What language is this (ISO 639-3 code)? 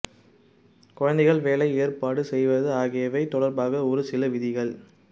tam